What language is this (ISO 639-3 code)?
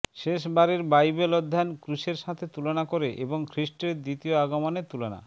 ben